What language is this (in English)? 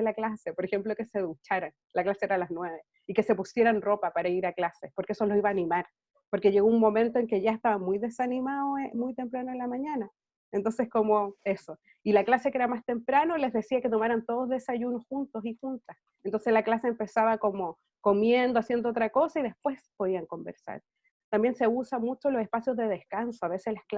Spanish